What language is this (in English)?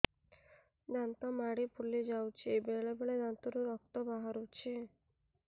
Odia